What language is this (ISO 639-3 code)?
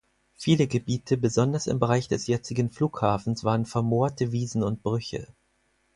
deu